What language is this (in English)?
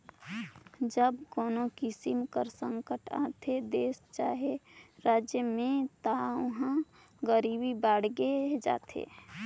Chhattisgarhi